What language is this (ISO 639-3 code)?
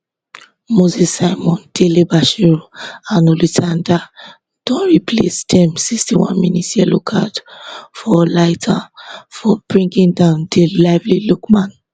pcm